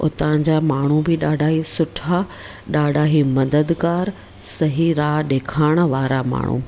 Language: Sindhi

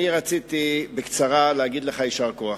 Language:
Hebrew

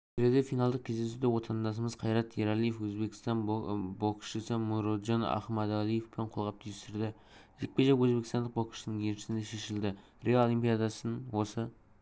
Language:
Kazakh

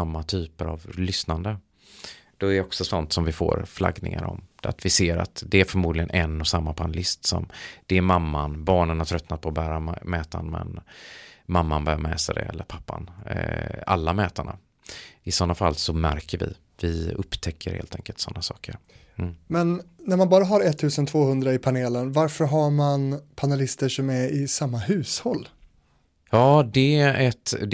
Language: Swedish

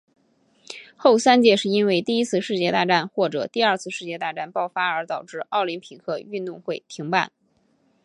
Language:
Chinese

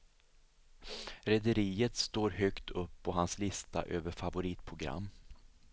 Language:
Swedish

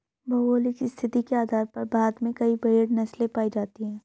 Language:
Hindi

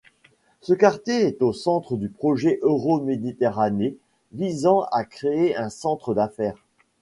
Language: French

